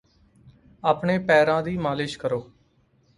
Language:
Punjabi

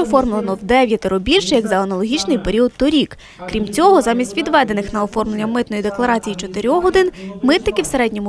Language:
Ukrainian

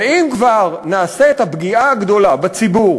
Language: Hebrew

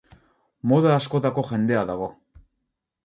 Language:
Basque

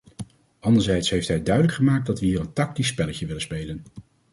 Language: Dutch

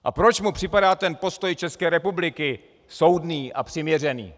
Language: Czech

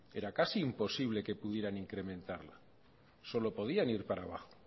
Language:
Spanish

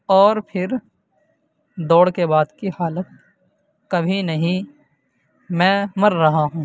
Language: Urdu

